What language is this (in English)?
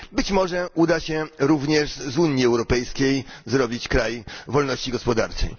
Polish